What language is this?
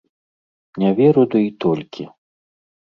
Belarusian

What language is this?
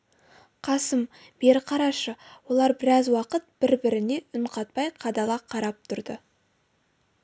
Kazakh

